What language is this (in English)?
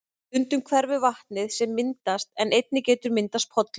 Icelandic